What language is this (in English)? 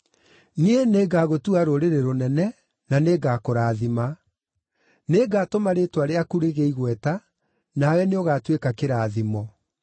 Kikuyu